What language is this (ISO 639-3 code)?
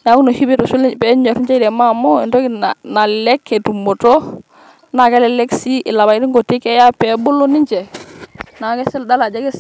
mas